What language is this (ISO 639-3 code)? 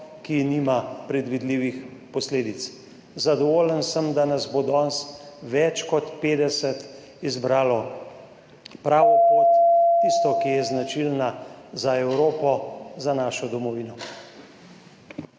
slv